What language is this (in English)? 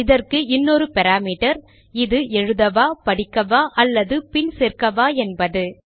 Tamil